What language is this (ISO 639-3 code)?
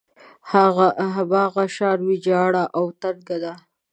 pus